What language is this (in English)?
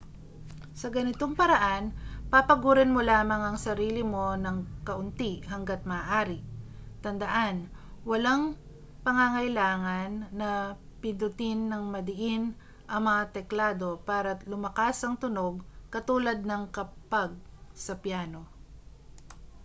Filipino